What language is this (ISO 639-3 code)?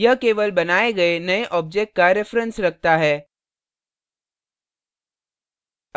hin